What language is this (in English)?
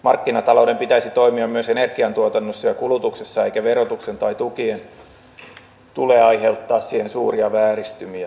Finnish